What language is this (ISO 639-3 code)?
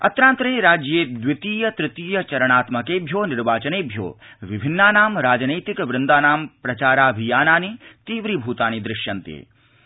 san